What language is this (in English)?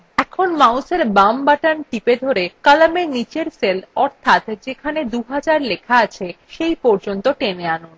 Bangla